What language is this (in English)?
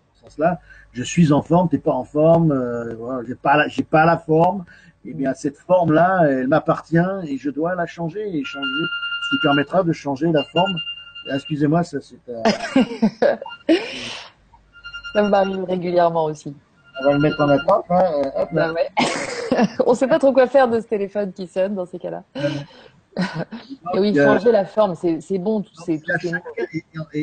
French